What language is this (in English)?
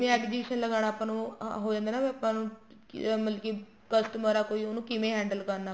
Punjabi